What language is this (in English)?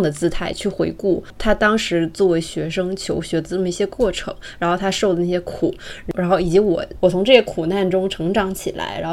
Chinese